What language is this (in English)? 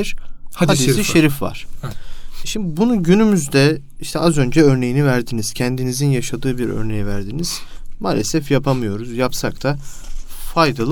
Turkish